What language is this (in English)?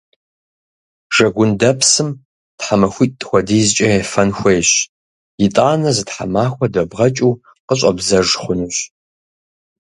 Kabardian